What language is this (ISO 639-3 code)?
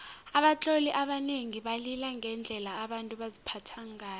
nbl